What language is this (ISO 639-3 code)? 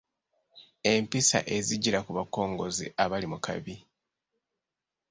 lug